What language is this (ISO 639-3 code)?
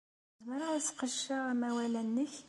kab